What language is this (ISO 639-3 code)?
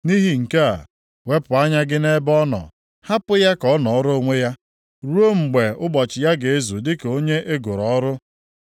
ibo